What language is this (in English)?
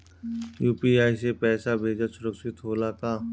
Bhojpuri